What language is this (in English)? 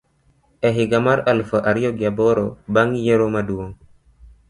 Luo (Kenya and Tanzania)